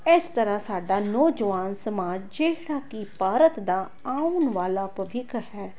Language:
Punjabi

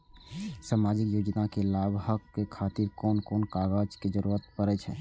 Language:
Maithili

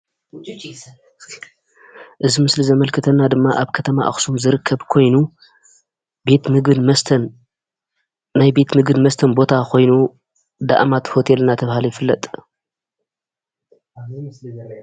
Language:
Tigrinya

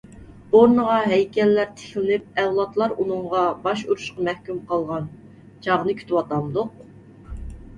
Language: Uyghur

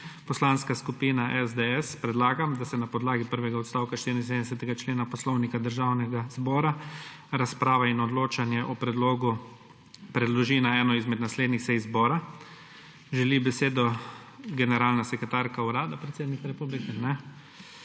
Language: Slovenian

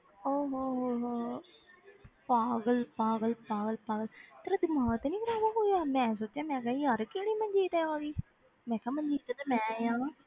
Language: Punjabi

